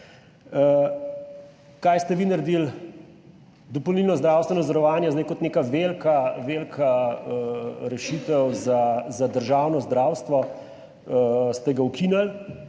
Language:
Slovenian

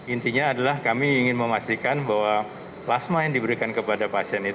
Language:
Indonesian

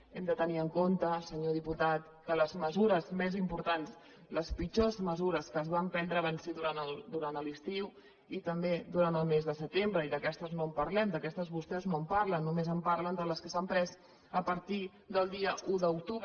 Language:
Catalan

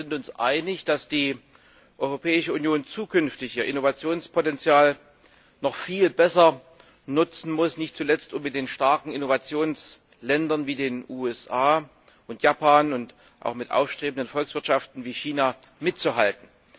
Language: German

